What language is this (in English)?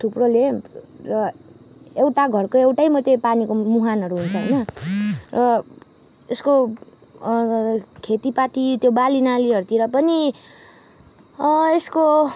Nepali